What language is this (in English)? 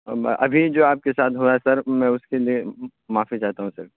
Urdu